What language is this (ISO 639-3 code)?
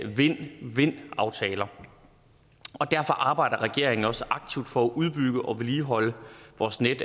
dan